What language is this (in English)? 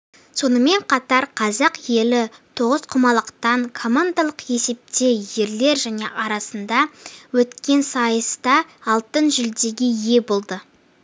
Kazakh